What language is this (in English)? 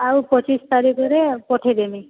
Odia